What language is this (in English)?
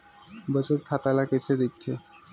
Chhattisgarhi